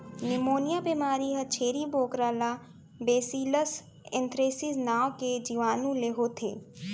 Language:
Chhattisgarhi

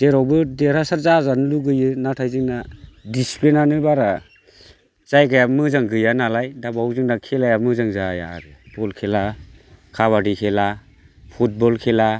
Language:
Bodo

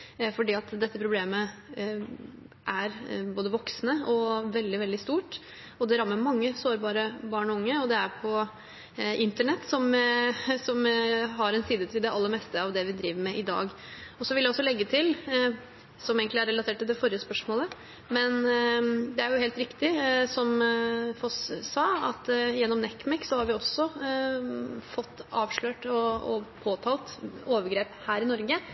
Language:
Norwegian Bokmål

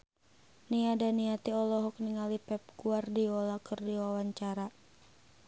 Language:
Sundanese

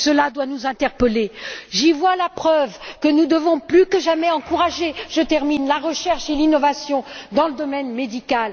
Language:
French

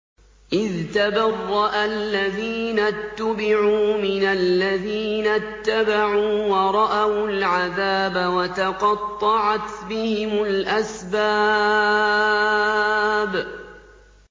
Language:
Arabic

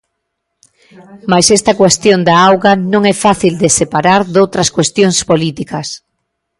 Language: Galician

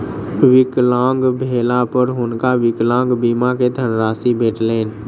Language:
Maithili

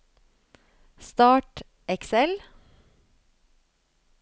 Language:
Norwegian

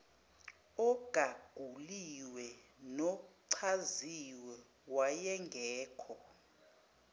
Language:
Zulu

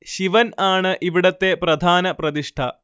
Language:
Malayalam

